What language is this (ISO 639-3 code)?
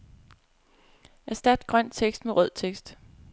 dan